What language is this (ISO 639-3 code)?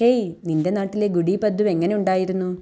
mal